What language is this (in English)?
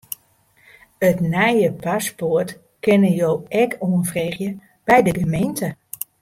Western Frisian